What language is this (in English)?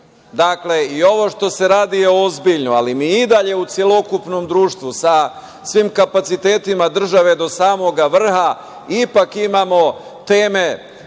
Serbian